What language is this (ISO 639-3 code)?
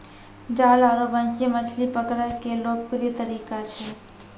mai